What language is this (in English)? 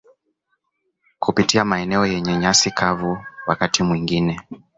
Swahili